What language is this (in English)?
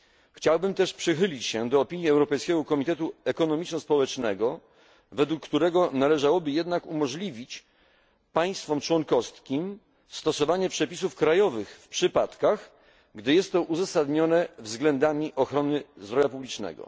Polish